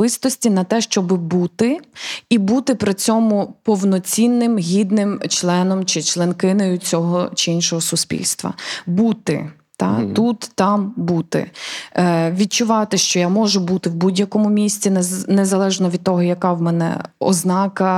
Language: Ukrainian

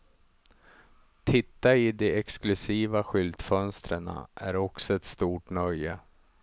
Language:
Swedish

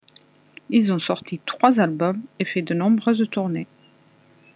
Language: French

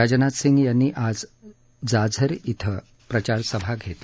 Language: Marathi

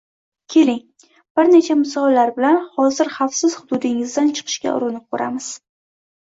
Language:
Uzbek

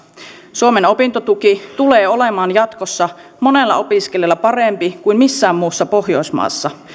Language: Finnish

